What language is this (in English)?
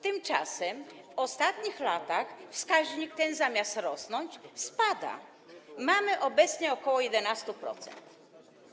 Polish